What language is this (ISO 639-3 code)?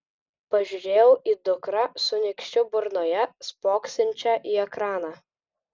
lit